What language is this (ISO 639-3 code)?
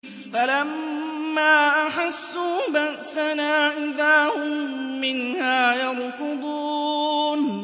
ara